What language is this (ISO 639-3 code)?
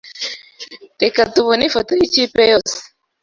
kin